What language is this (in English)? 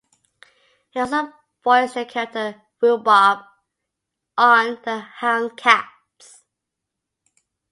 English